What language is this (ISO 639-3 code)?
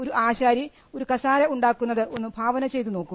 mal